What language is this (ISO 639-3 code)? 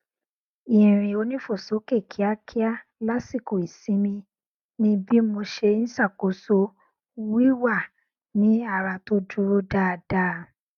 yor